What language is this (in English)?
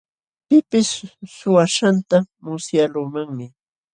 Jauja Wanca Quechua